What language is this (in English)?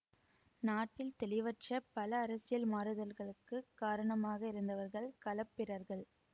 Tamil